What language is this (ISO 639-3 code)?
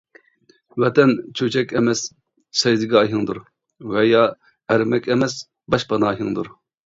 uig